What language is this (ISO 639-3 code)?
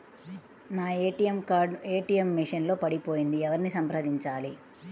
tel